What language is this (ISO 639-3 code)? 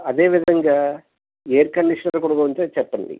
tel